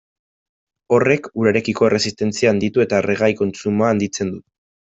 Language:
Basque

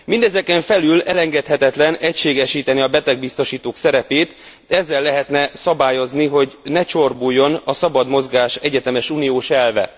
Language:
Hungarian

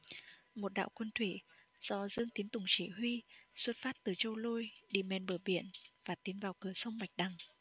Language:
Vietnamese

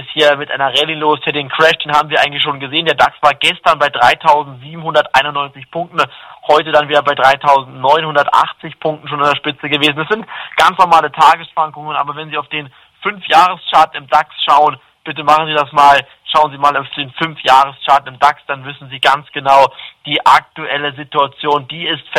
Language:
German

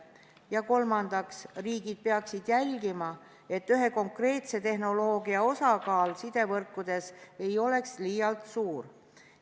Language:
Estonian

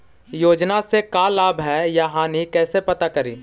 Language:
Magahi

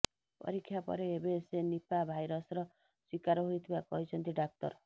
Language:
Odia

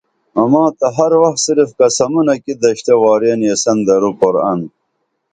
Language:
Dameli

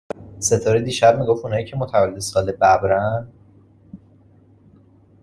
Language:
Persian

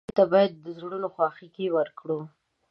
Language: Pashto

